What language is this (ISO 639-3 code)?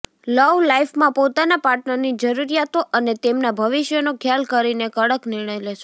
guj